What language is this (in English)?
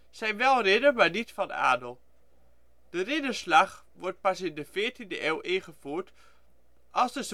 Dutch